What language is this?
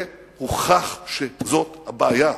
Hebrew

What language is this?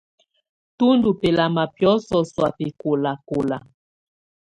Tunen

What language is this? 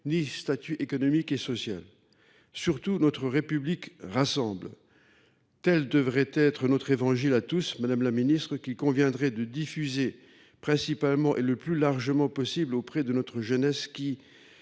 French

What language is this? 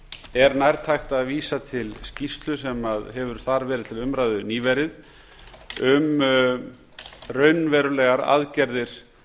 Icelandic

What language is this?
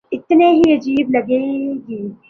Urdu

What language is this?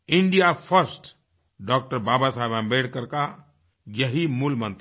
Hindi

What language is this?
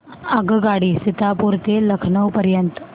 Marathi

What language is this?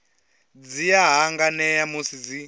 Venda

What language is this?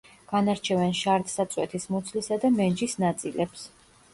Georgian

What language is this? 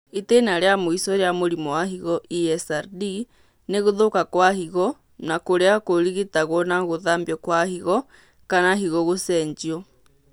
Kikuyu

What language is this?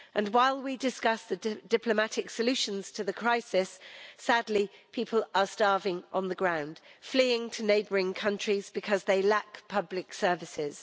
English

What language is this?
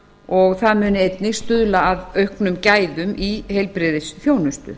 Icelandic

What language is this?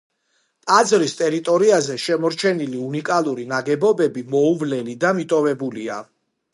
Georgian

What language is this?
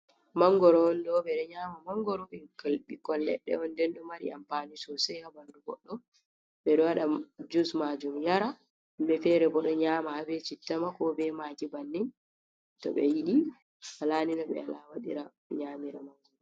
Fula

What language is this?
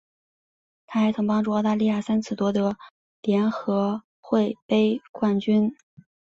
Chinese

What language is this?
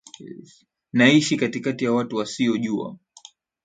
Swahili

